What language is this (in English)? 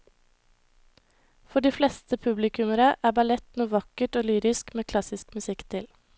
Norwegian